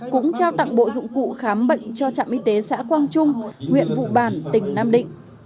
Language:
Vietnamese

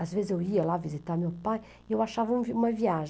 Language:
Portuguese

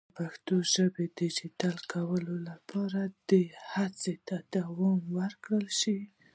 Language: Pashto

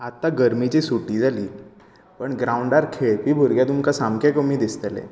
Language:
Konkani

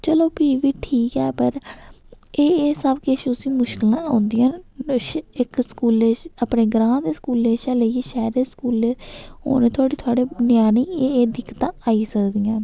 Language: Dogri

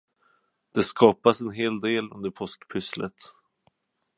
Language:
Swedish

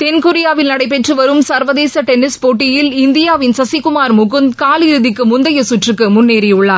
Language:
Tamil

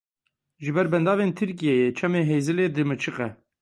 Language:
Kurdish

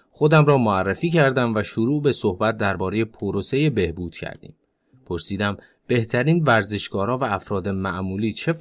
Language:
Persian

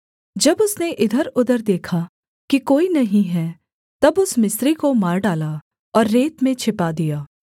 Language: Hindi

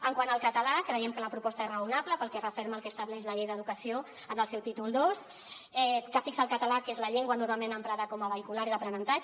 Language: Catalan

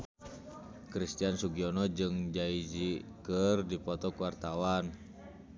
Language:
Sundanese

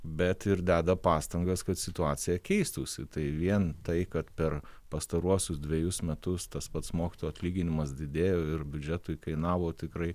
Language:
Lithuanian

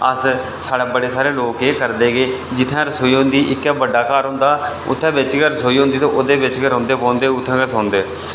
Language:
Dogri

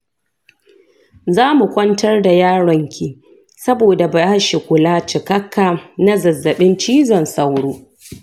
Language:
Hausa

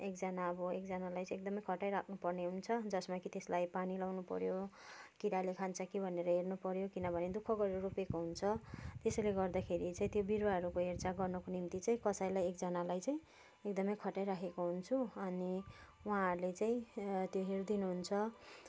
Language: Nepali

